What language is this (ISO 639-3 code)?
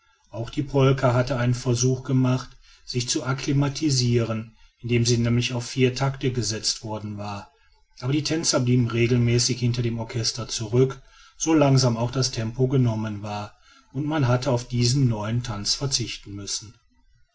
deu